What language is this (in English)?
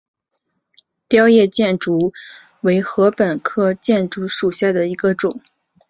Chinese